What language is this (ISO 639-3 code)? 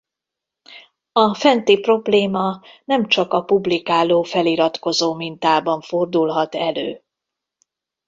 hun